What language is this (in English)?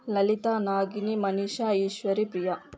Telugu